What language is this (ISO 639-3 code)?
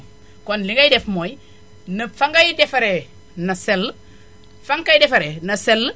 wol